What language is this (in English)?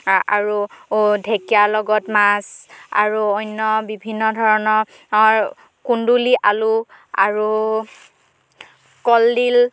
Assamese